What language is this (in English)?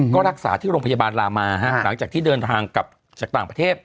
Thai